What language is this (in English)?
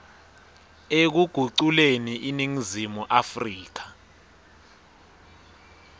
Swati